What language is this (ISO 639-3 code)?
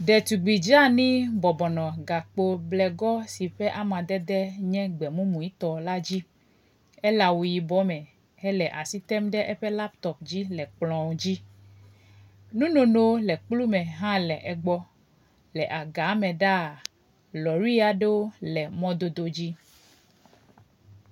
ewe